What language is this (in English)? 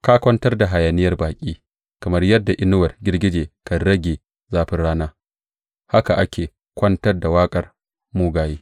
Hausa